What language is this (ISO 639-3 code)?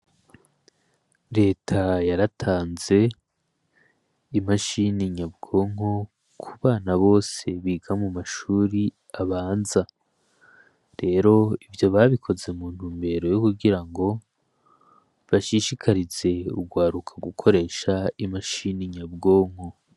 run